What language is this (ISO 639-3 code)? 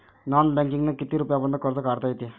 mar